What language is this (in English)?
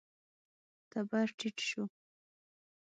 Pashto